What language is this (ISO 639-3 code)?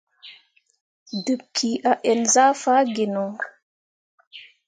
mua